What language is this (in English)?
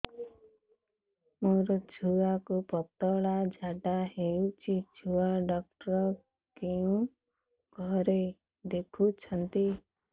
Odia